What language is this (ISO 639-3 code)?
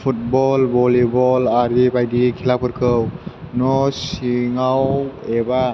brx